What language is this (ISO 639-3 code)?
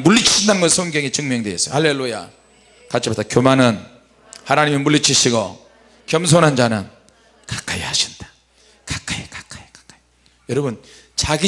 kor